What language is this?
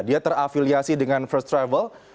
Indonesian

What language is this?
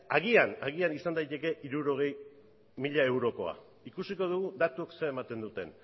Basque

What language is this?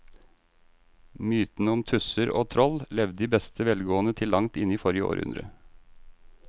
Norwegian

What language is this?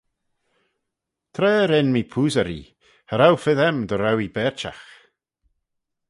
Manx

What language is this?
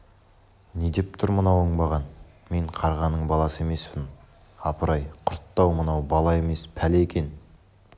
Kazakh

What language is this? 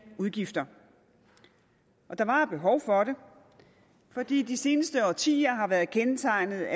Danish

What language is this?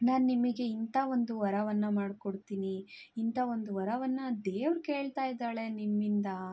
Kannada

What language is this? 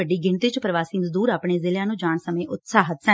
Punjabi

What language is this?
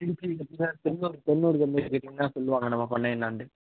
Tamil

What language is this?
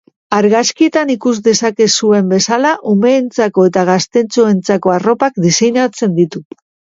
Basque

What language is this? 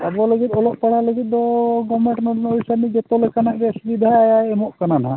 Santali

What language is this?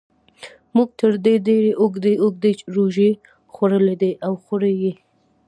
Pashto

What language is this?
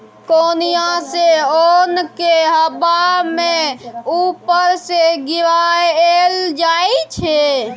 Maithili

